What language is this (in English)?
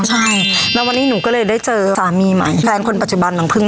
Thai